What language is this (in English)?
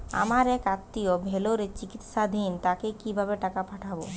Bangla